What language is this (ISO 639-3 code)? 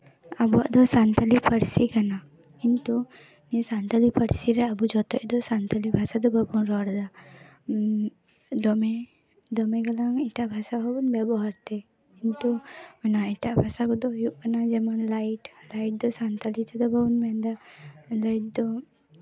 sat